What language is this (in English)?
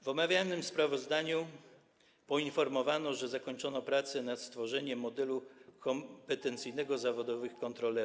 Polish